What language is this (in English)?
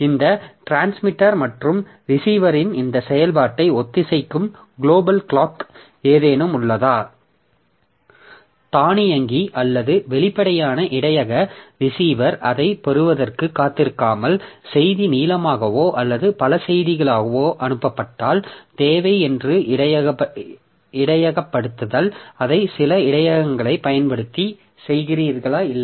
Tamil